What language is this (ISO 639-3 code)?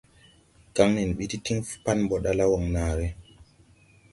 tui